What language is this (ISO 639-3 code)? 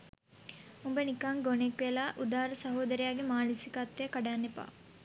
sin